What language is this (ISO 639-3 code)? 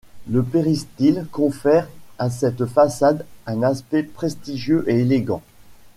fra